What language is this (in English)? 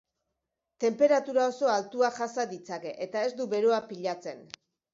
Basque